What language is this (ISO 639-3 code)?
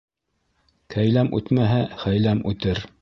bak